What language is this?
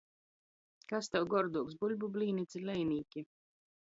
Latgalian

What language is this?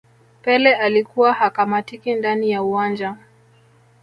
Swahili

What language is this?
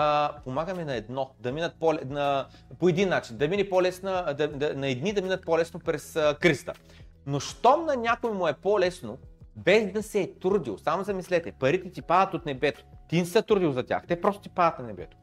Bulgarian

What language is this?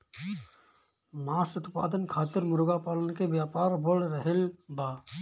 Bhojpuri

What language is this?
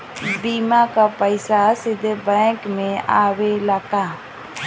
Bhojpuri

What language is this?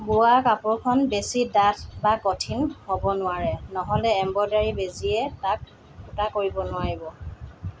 Assamese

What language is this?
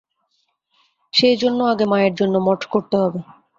Bangla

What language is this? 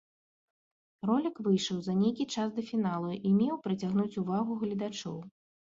Belarusian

